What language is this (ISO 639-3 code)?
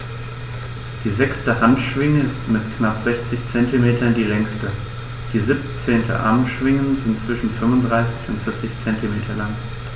deu